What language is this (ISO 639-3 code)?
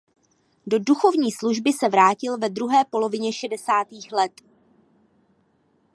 ces